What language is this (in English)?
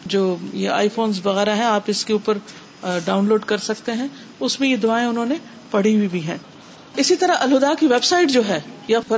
Urdu